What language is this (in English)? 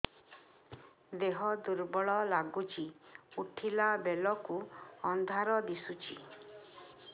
Odia